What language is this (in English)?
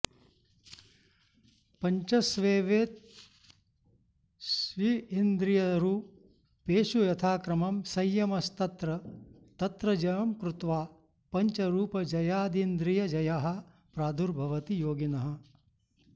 Sanskrit